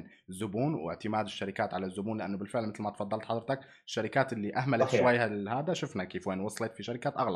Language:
Arabic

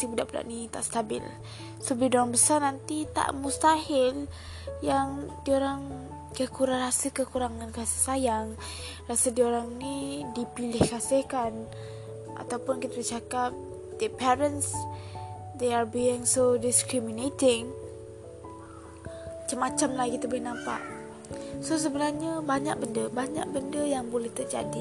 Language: Malay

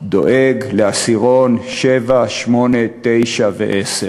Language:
Hebrew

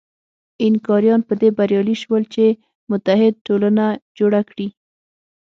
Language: Pashto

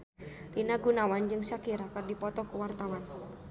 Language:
Sundanese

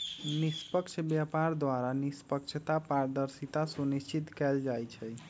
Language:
Magahi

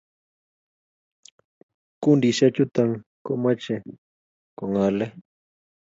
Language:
Kalenjin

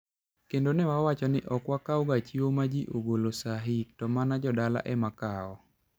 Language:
Luo (Kenya and Tanzania)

